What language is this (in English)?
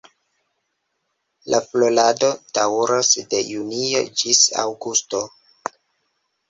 Esperanto